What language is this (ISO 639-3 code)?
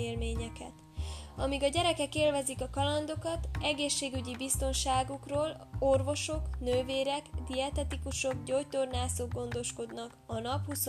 hun